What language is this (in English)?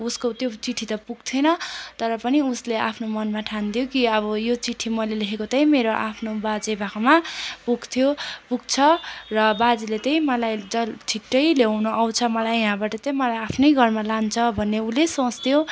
Nepali